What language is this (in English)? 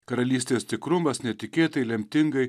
Lithuanian